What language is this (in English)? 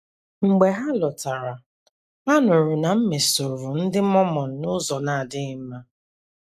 Igbo